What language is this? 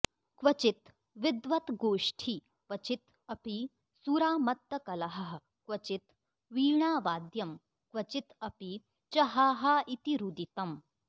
Sanskrit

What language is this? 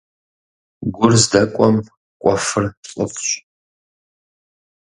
Kabardian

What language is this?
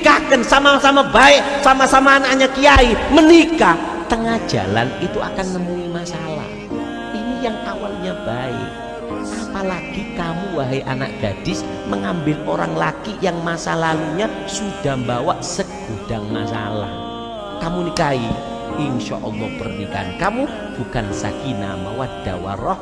Indonesian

